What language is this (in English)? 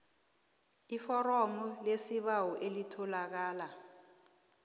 South Ndebele